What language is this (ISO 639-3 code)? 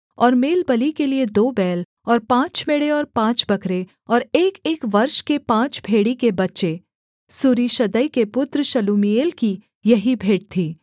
hin